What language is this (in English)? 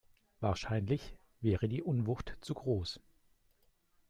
German